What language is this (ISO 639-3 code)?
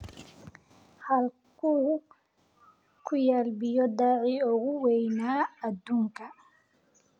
som